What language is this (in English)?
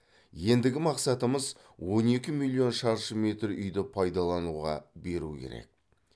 Kazakh